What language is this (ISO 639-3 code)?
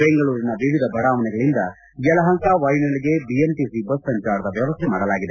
kan